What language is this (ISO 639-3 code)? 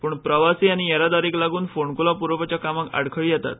kok